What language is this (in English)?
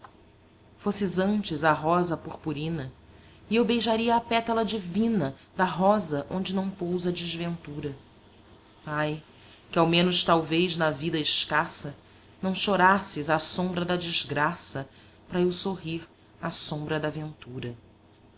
Portuguese